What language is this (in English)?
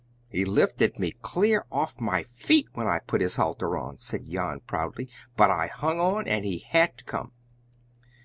English